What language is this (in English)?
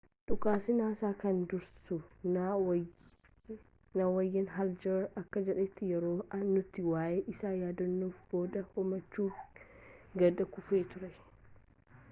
Oromo